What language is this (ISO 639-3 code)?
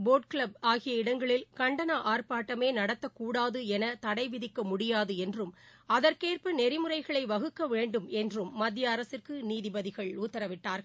tam